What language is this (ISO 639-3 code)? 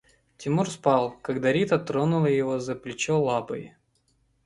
rus